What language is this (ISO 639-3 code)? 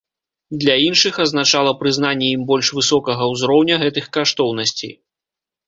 bel